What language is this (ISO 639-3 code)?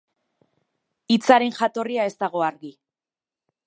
eus